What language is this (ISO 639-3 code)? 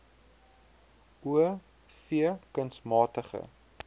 afr